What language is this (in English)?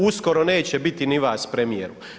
Croatian